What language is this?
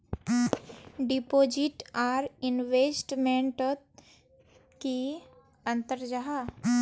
Magahi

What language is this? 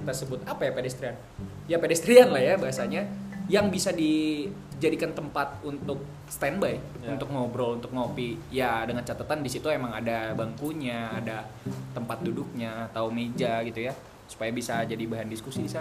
Indonesian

